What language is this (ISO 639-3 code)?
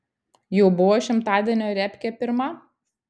lit